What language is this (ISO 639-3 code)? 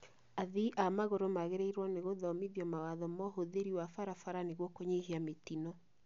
kik